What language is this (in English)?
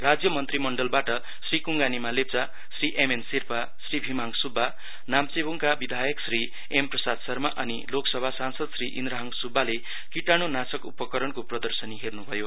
Nepali